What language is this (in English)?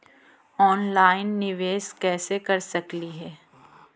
Magahi